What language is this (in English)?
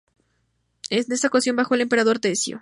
Spanish